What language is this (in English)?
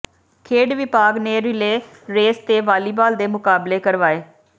Punjabi